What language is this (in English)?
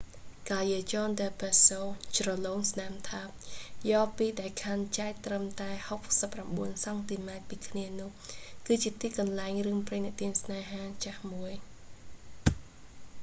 Khmer